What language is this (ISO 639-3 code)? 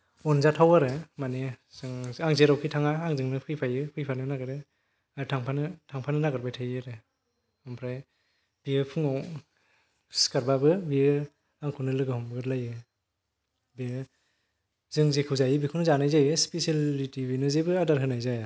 brx